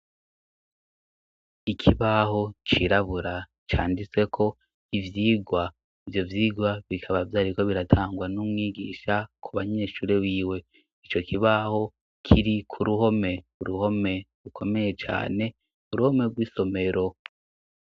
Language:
Rundi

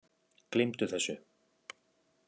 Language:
Icelandic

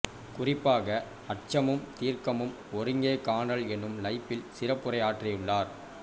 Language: Tamil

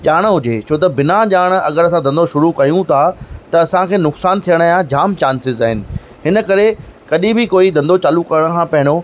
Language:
Sindhi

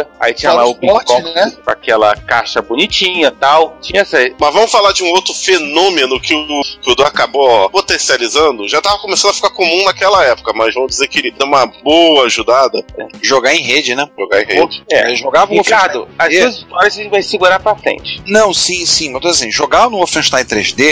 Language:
Portuguese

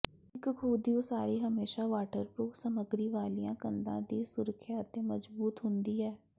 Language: Punjabi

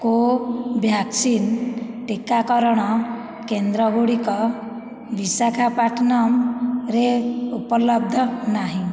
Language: Odia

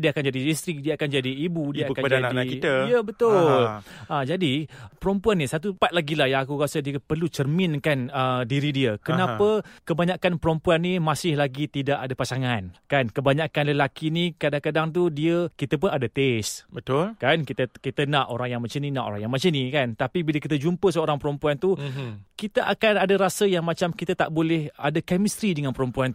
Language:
Malay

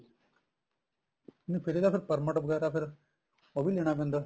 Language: Punjabi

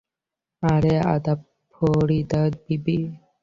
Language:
Bangla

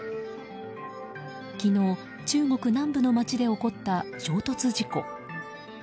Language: Japanese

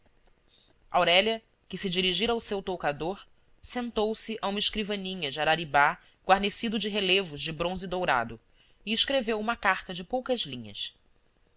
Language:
Portuguese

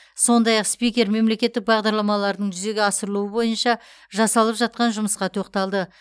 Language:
Kazakh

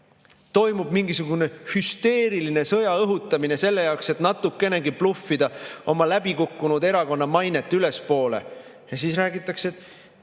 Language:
Estonian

